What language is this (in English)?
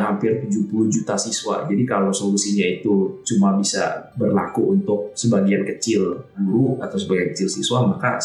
Indonesian